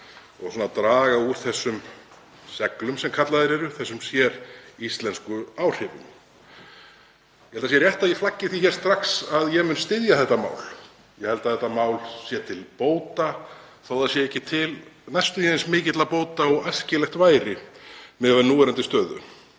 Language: Icelandic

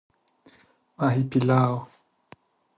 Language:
Persian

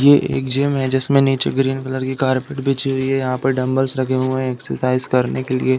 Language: Hindi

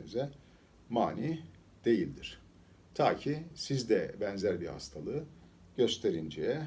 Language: Turkish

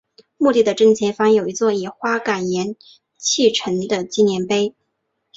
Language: Chinese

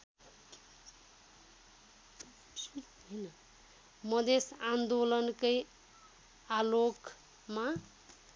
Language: Nepali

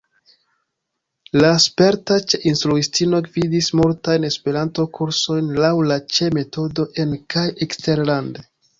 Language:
Esperanto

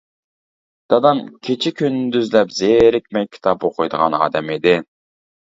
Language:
Uyghur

